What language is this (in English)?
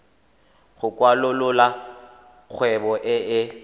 Tswana